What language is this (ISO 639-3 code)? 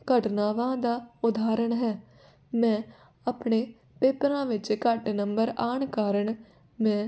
pan